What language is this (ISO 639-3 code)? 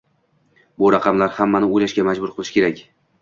uzb